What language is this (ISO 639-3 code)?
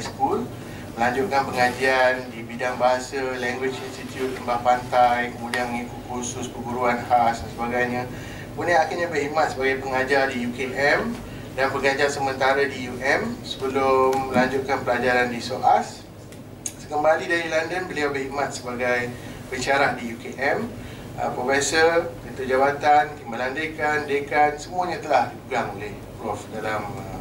msa